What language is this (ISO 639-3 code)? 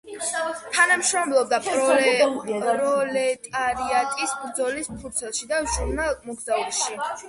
kat